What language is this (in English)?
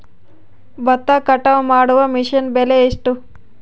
Kannada